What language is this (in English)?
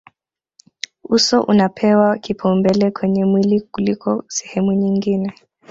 Swahili